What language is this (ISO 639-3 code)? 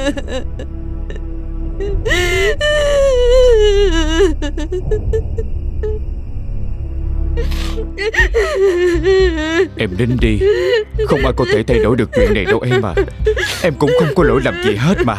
vie